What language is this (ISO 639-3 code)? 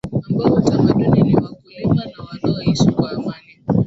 swa